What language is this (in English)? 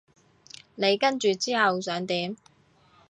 Cantonese